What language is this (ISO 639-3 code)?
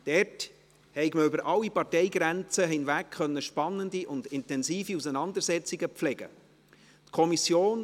gsw